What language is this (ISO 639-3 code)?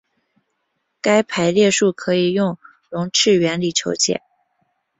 zho